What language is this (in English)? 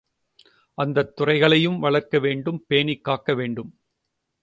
Tamil